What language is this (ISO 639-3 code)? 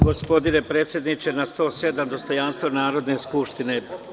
srp